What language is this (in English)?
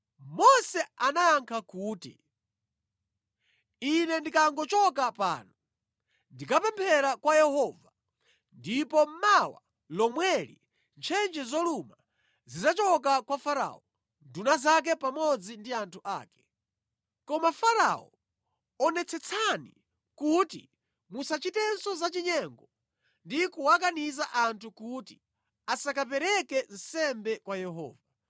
Nyanja